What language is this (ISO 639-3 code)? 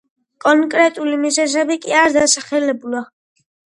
kat